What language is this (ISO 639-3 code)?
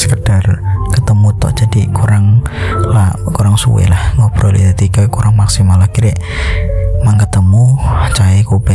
ind